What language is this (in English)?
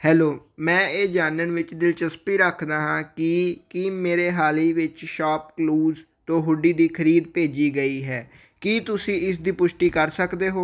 Punjabi